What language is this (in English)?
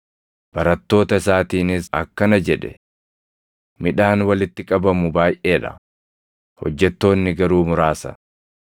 Oromo